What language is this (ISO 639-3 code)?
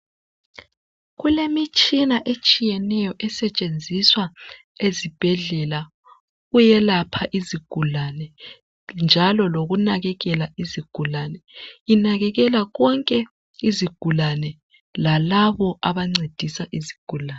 nde